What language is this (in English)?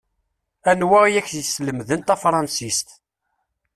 Kabyle